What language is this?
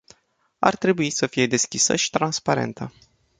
Romanian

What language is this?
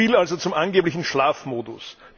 German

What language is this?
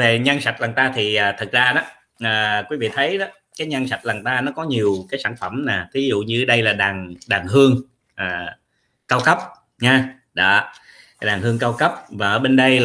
Vietnamese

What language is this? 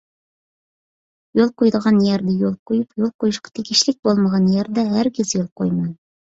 Uyghur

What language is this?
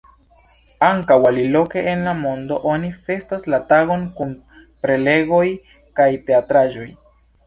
Esperanto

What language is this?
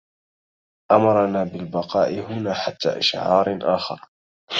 Arabic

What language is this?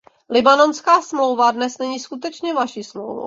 Czech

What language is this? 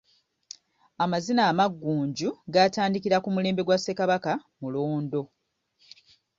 Ganda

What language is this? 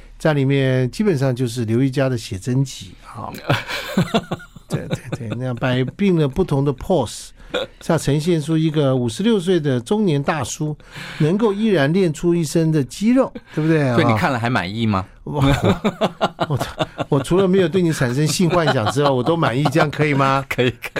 Chinese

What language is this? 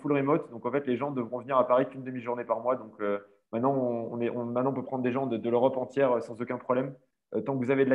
French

